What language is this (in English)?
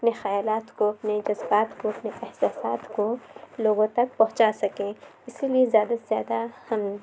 Urdu